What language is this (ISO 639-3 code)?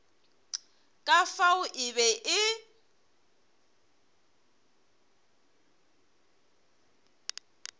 nso